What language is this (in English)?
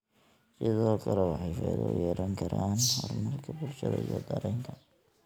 Somali